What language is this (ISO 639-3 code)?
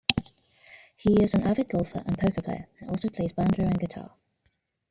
eng